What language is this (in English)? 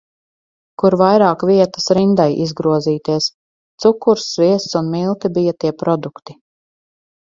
Latvian